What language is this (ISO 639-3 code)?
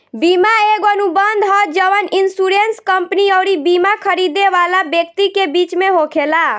bho